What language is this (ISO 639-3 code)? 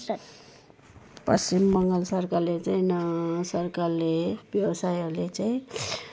nep